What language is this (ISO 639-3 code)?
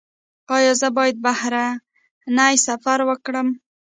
pus